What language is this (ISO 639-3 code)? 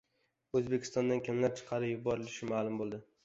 uzb